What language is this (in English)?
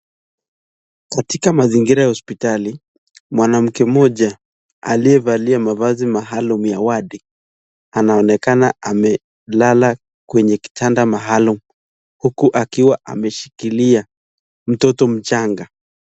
Swahili